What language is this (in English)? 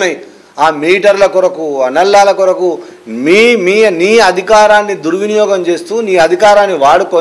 Telugu